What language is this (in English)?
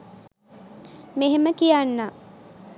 Sinhala